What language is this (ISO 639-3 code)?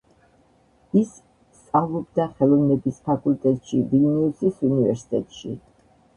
kat